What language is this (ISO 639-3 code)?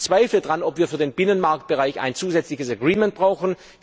deu